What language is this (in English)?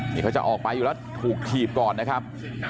Thai